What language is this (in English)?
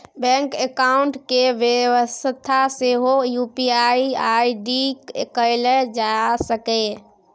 Maithili